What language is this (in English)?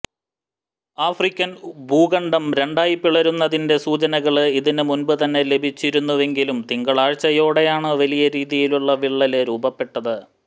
Malayalam